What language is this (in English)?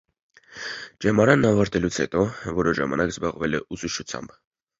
Armenian